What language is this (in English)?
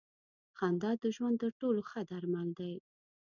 Pashto